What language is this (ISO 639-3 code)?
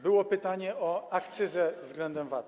pol